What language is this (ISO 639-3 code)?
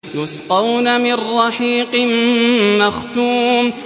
ara